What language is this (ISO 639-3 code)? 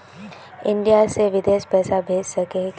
mag